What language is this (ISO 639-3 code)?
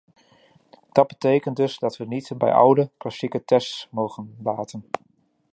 nld